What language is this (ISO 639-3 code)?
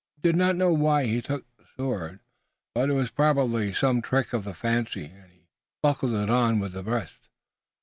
eng